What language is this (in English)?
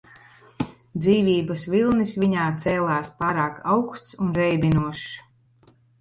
Latvian